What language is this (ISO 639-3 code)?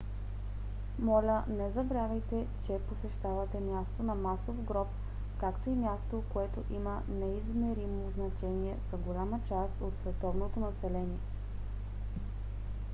bul